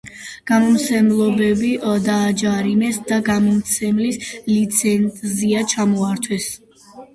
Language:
Georgian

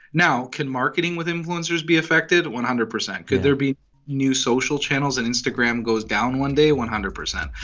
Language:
English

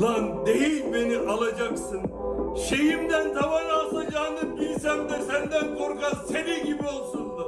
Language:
Turkish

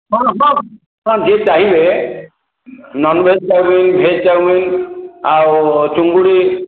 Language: Odia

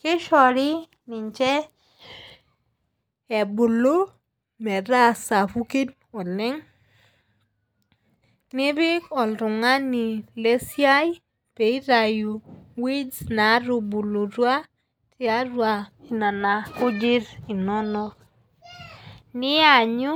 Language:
Masai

